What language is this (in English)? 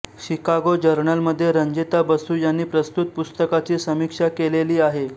Marathi